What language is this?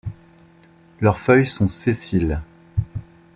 French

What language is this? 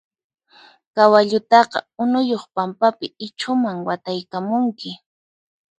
Puno Quechua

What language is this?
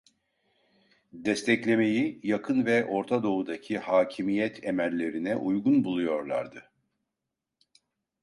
Turkish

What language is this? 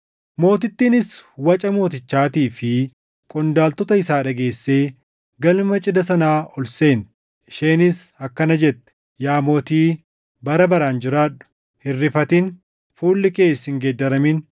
Oromo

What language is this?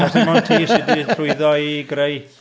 Welsh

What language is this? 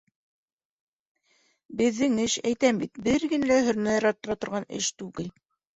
Bashkir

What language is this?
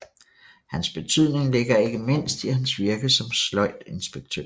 Danish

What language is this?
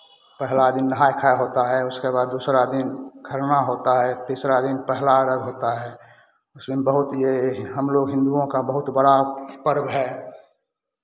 Hindi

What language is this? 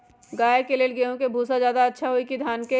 Magahi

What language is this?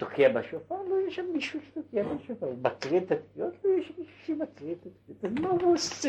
Hebrew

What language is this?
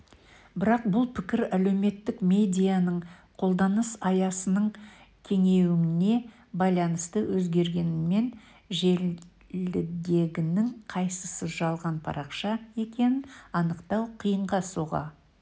Kazakh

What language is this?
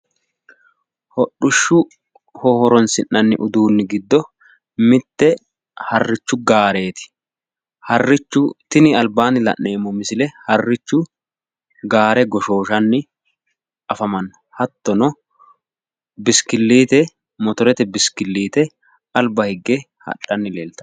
Sidamo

